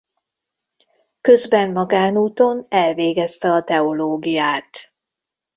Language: Hungarian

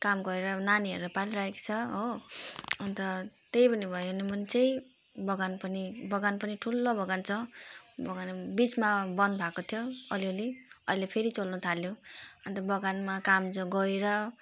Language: Nepali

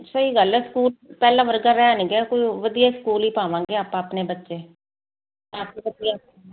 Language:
Punjabi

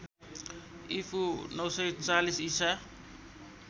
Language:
Nepali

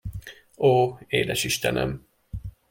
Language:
Hungarian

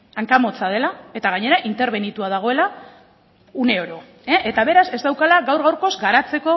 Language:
Basque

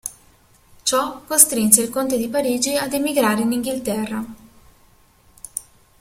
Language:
Italian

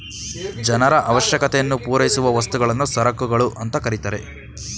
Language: Kannada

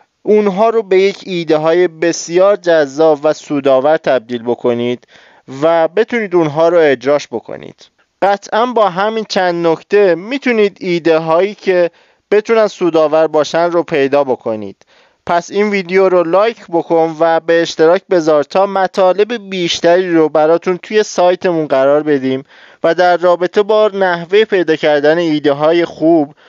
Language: Persian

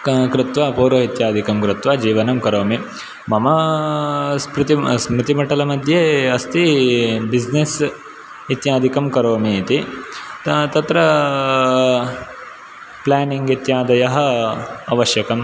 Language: Sanskrit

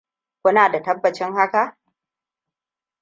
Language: Hausa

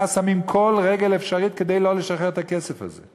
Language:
Hebrew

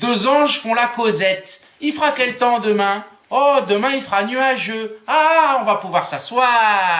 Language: French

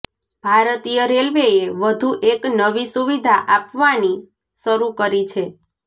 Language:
Gujarati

